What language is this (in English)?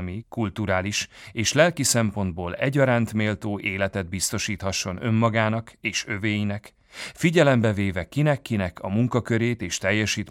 Hungarian